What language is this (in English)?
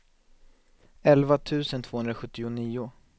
Swedish